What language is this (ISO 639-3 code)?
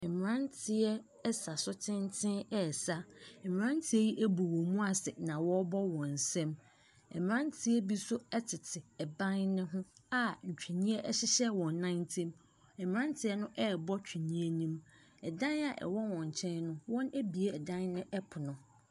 aka